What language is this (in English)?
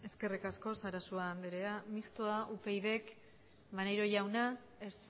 Basque